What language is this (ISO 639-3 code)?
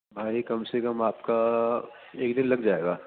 urd